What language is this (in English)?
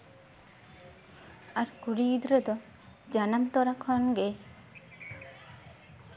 Santali